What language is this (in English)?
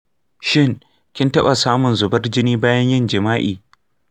Hausa